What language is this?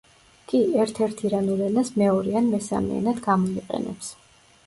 Georgian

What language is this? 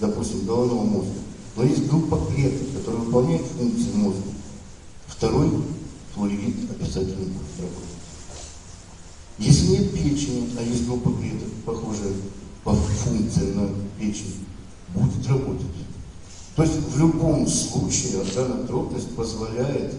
Russian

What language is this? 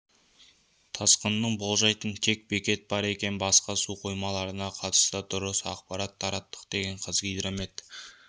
Kazakh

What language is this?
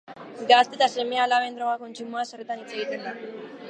Basque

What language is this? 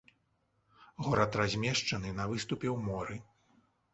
Belarusian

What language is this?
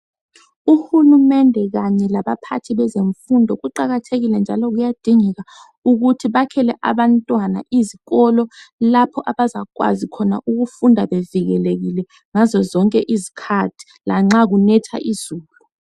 North Ndebele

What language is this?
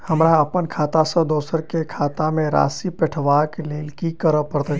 Maithili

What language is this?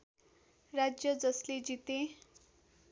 Nepali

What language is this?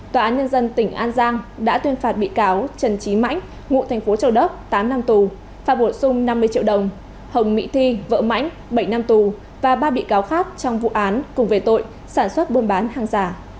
Vietnamese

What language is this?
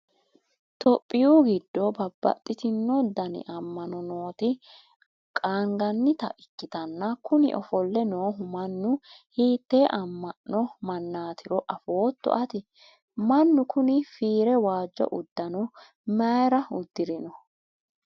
Sidamo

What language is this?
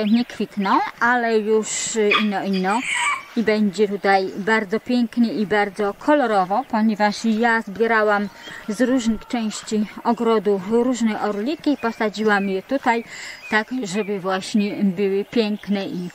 Polish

